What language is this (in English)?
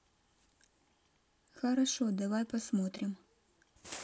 Russian